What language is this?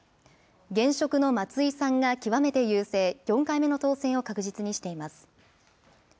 Japanese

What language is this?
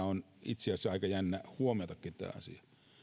Finnish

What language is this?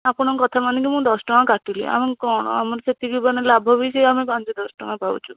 Odia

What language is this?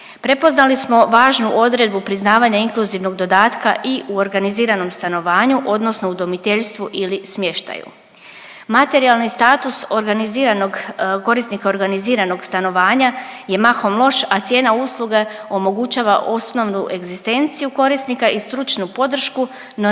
Croatian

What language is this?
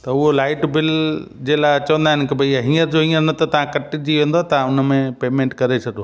Sindhi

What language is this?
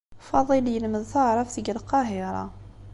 Kabyle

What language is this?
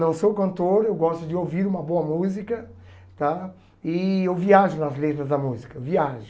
Portuguese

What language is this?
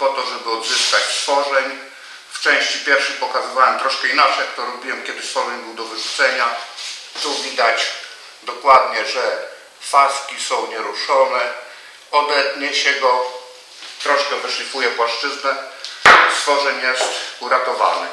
Polish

